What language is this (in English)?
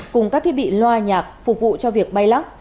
Vietnamese